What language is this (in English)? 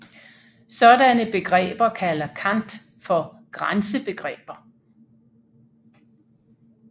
Danish